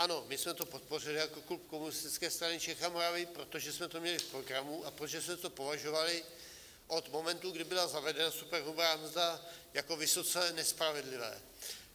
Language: Czech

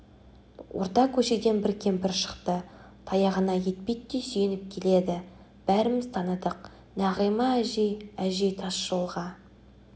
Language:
Kazakh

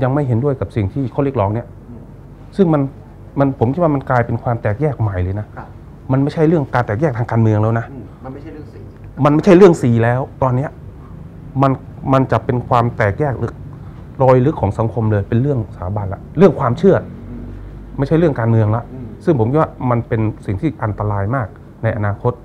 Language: Thai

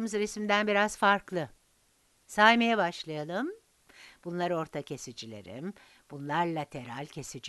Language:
Turkish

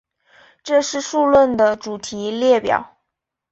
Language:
Chinese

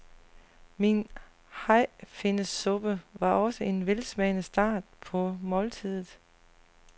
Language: Danish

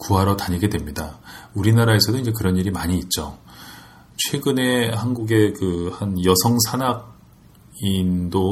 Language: Korean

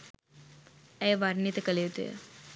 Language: Sinhala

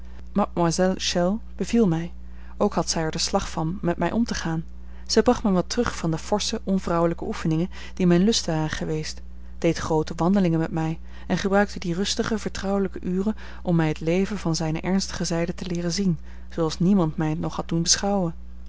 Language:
Dutch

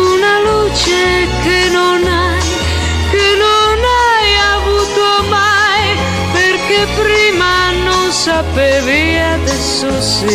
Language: Romanian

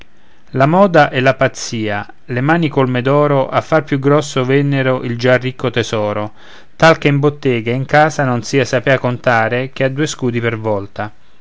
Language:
Italian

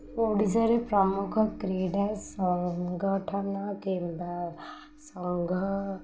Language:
Odia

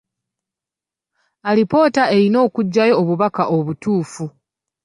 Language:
Ganda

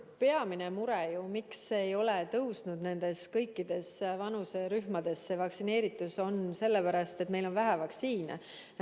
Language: Estonian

